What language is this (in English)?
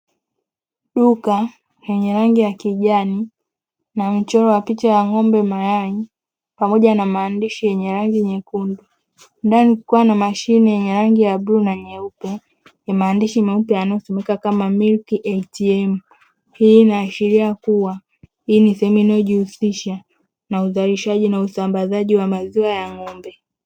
Swahili